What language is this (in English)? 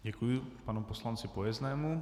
Czech